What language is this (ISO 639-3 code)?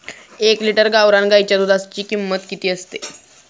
mar